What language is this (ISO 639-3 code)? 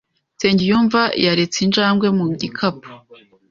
kin